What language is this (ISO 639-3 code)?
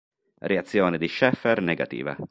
ita